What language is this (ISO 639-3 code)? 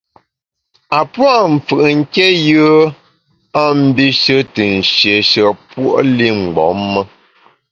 bax